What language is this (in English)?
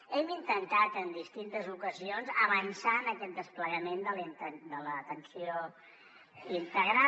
Catalan